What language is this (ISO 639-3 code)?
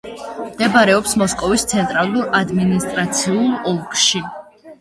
kat